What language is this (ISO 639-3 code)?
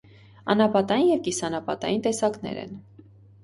hye